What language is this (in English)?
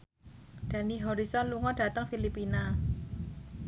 Javanese